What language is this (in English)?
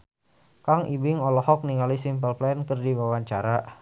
Sundanese